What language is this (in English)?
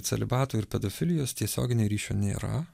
Lithuanian